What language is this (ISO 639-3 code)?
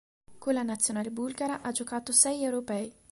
ita